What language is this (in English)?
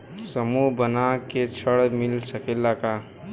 Bhojpuri